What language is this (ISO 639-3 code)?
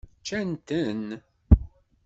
kab